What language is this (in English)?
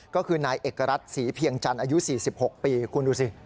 Thai